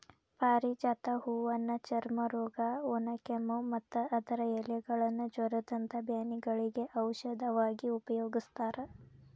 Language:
Kannada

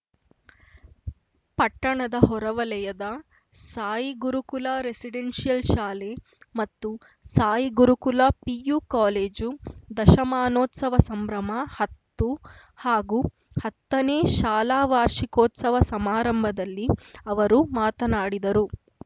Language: Kannada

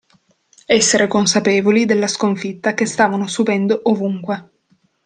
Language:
Italian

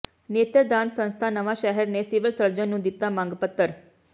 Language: Punjabi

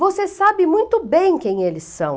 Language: Portuguese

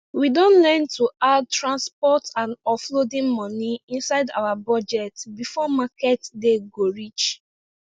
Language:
Nigerian Pidgin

